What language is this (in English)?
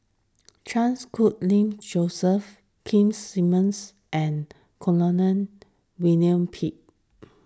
English